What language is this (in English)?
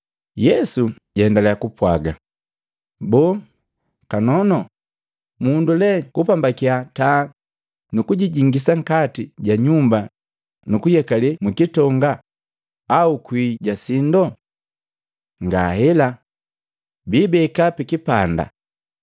Matengo